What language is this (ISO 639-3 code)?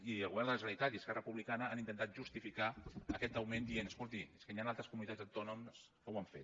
cat